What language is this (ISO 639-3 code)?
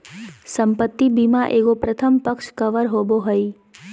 mag